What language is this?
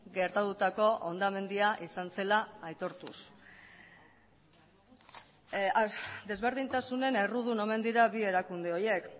Basque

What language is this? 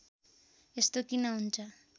Nepali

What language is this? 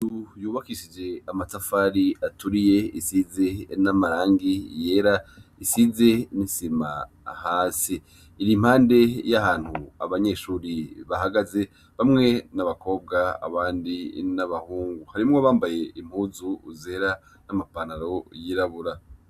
Rundi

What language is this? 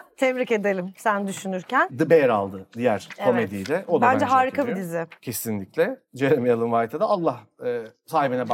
Turkish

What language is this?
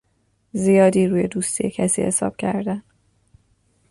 Persian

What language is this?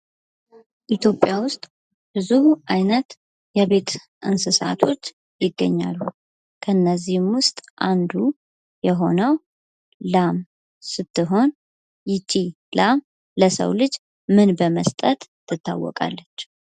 Amharic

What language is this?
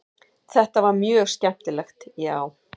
Icelandic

